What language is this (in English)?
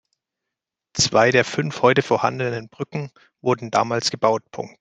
German